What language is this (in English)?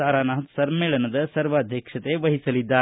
Kannada